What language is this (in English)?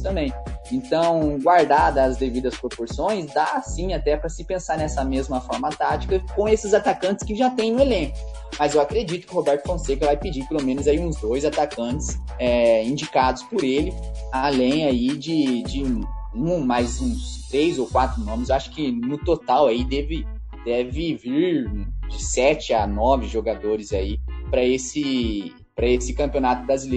Portuguese